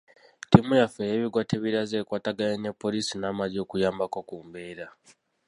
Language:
Ganda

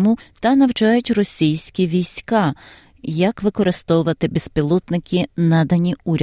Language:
Ukrainian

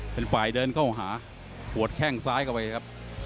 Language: Thai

